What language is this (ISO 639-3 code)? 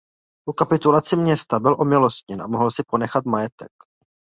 ces